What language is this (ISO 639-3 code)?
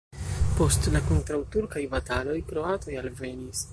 epo